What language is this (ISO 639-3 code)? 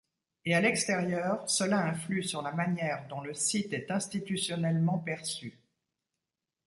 fra